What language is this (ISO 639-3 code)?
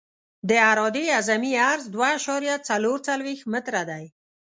pus